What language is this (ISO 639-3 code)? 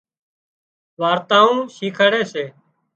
kxp